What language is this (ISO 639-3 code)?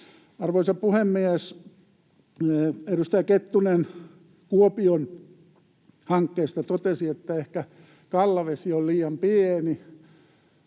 fin